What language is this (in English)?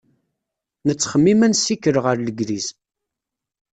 Kabyle